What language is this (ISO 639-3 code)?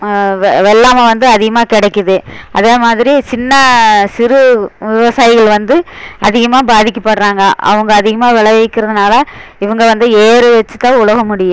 tam